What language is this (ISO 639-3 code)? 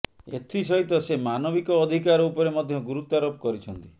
ori